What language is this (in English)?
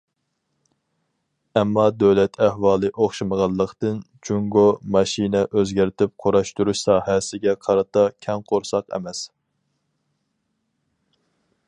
Uyghur